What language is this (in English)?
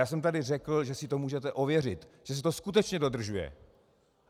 Czech